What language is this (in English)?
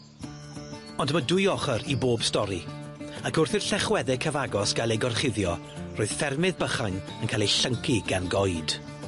Welsh